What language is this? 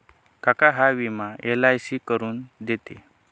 Marathi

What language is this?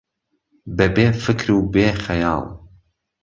Central Kurdish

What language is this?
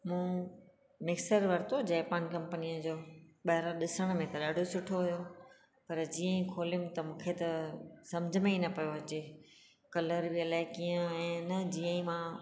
Sindhi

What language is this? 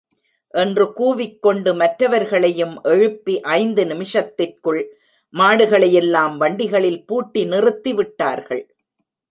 Tamil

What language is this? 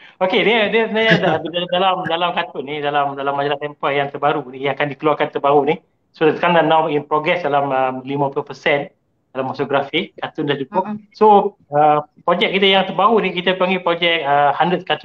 Malay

